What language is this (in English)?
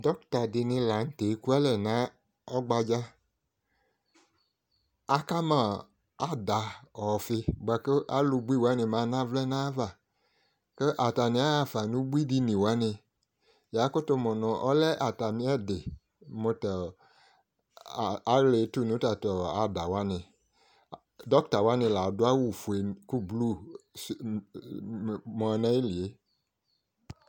Ikposo